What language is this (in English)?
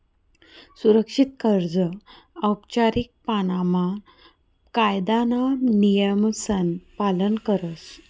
Marathi